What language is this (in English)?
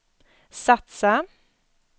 Swedish